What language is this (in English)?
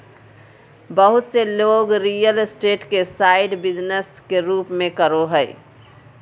Magahi